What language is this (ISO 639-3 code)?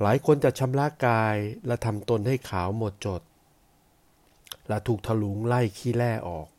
tha